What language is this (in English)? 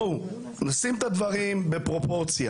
Hebrew